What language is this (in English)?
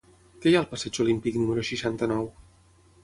Catalan